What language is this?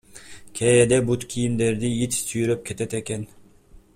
Kyrgyz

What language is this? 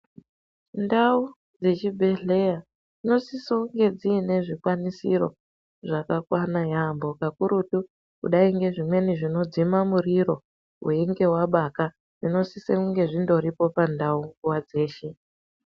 Ndau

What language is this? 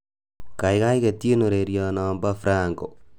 Kalenjin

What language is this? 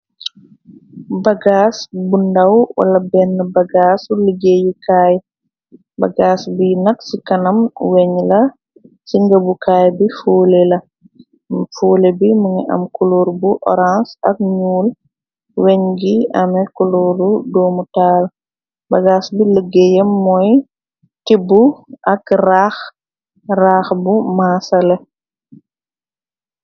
Wolof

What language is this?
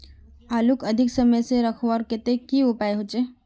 Magahi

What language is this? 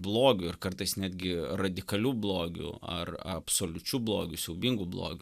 Lithuanian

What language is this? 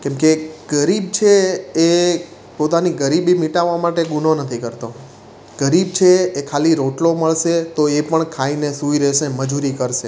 Gujarati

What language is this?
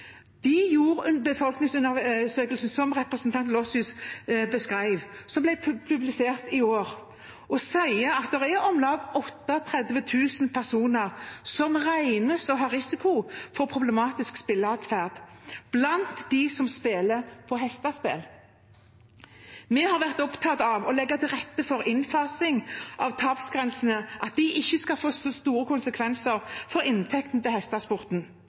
Norwegian Bokmål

